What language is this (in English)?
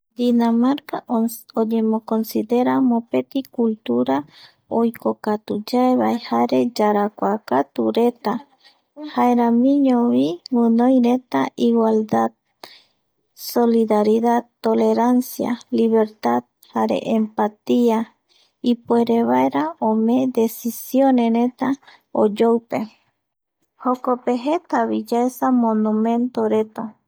Eastern Bolivian Guaraní